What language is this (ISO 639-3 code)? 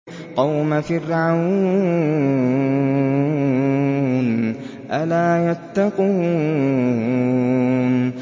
ara